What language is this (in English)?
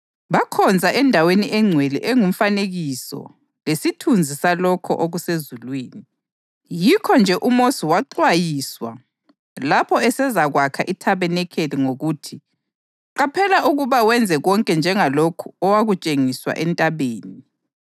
North Ndebele